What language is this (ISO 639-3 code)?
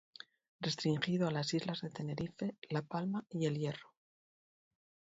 spa